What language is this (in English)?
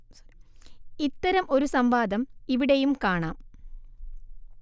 Malayalam